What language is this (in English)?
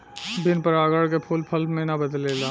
Bhojpuri